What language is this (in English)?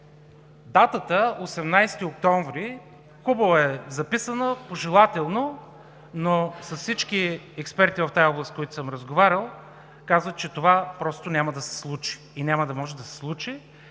Bulgarian